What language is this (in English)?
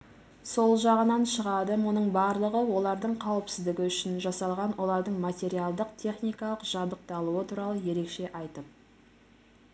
Kazakh